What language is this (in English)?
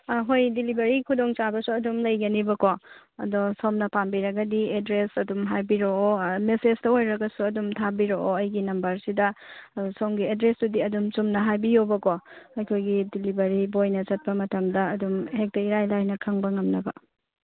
Manipuri